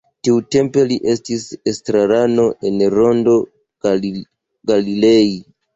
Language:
Esperanto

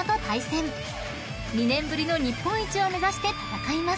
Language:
Japanese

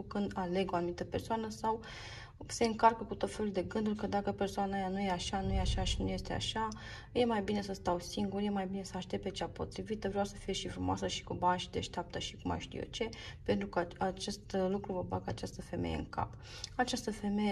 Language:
Romanian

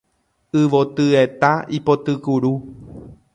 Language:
Guarani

